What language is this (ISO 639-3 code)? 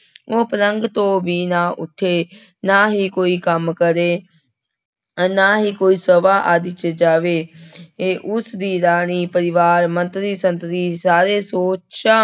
pan